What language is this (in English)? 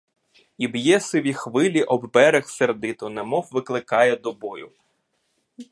Ukrainian